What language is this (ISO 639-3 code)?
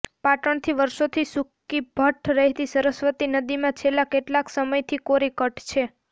guj